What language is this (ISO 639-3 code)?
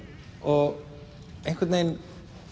isl